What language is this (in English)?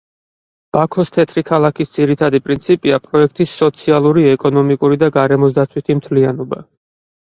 Georgian